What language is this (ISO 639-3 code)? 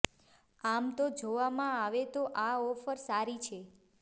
guj